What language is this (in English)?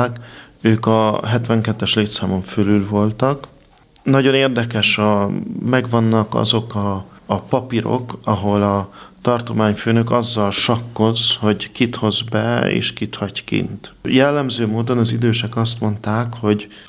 Hungarian